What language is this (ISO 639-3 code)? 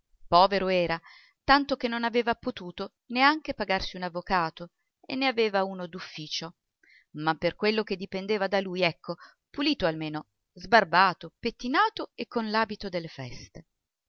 ita